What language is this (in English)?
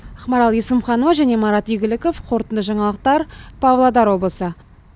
Kazakh